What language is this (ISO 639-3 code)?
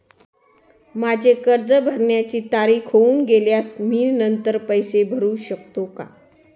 mar